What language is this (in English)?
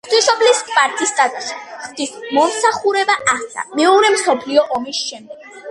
Georgian